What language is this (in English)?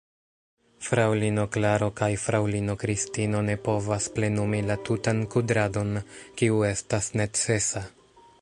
Esperanto